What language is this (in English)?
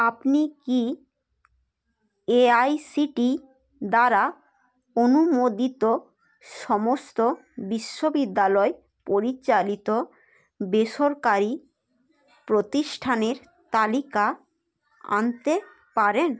Bangla